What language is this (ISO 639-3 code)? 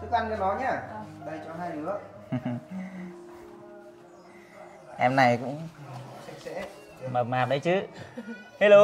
vie